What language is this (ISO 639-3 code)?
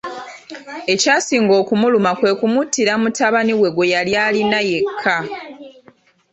lug